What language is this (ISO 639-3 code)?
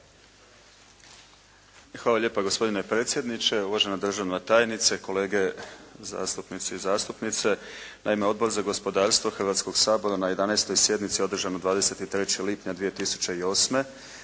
hrv